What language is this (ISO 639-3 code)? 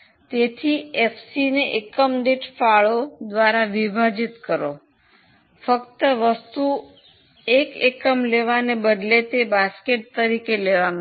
guj